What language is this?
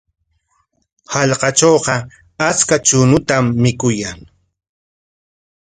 Corongo Ancash Quechua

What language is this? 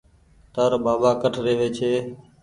Goaria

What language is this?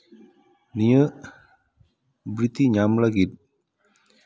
Santali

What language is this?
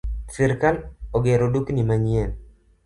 Luo (Kenya and Tanzania)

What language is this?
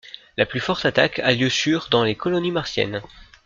French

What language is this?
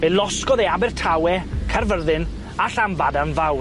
Welsh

